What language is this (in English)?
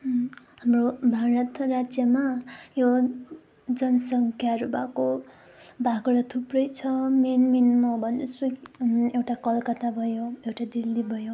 Nepali